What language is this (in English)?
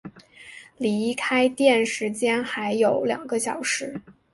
Chinese